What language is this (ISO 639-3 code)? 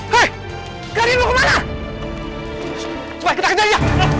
ind